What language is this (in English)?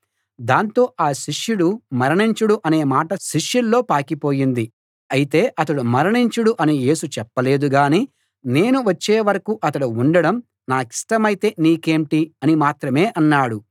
Telugu